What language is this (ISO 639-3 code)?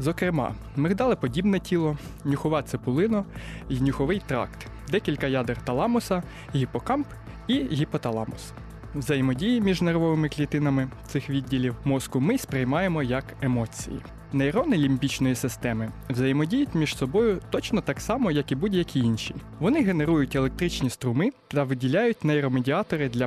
ukr